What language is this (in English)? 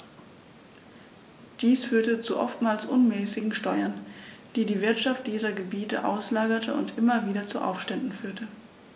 German